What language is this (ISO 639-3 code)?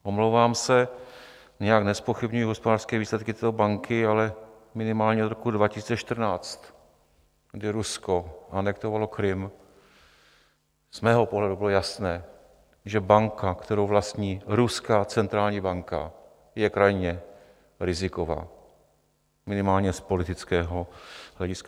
ces